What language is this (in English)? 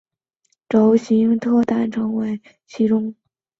Chinese